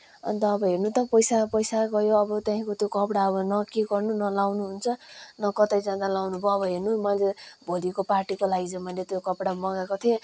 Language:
Nepali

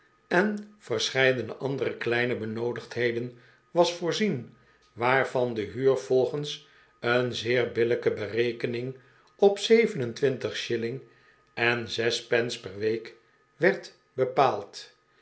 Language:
Dutch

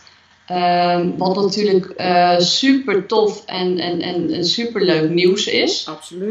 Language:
Dutch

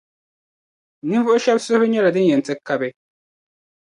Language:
Dagbani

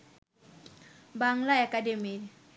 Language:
Bangla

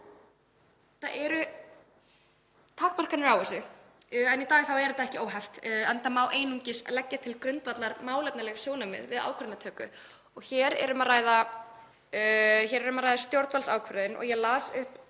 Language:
Icelandic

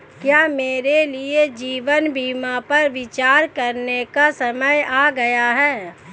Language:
Hindi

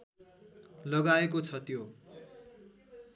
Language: Nepali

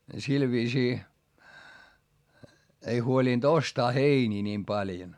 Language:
Finnish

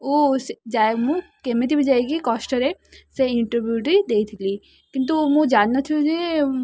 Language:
Odia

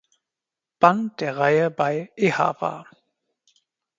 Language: German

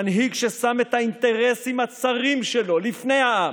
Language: Hebrew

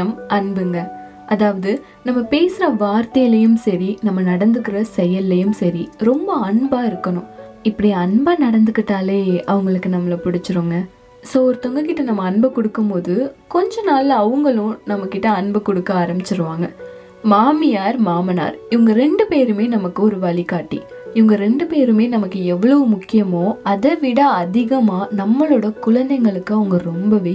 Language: Tamil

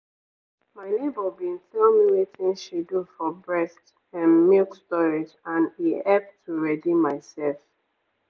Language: Nigerian Pidgin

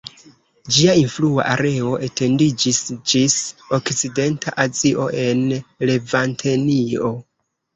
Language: Esperanto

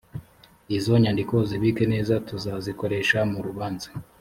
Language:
Kinyarwanda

